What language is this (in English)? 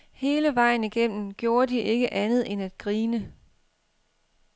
Danish